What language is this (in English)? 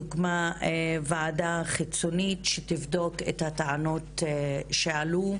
Hebrew